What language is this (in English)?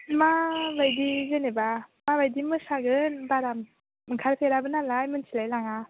Bodo